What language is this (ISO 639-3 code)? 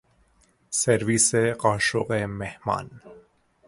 fas